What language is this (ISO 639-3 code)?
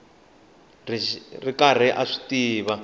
tso